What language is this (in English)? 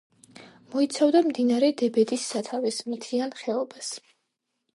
Georgian